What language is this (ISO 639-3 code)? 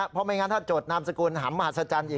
tha